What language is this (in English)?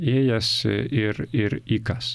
Lithuanian